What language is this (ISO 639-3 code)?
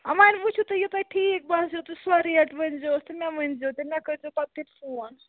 kas